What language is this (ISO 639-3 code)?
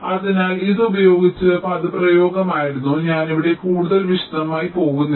mal